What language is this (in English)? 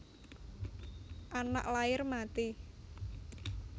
Javanese